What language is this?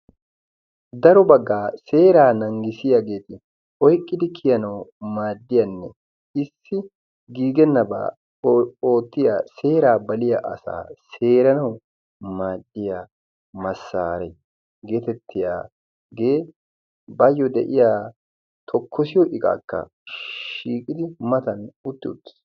Wolaytta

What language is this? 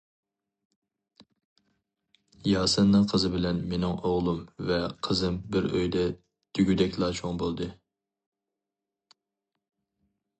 Uyghur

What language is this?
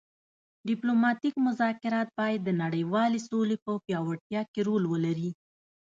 Pashto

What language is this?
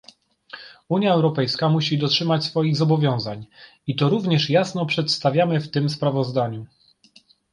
Polish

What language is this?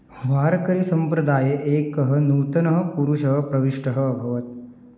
Sanskrit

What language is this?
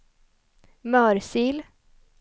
Swedish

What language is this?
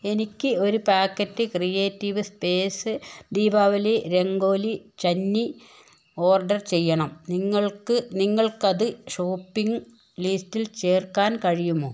Malayalam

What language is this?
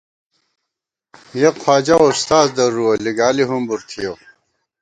Gawar-Bati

